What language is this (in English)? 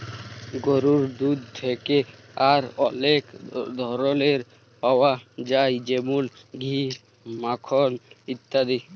Bangla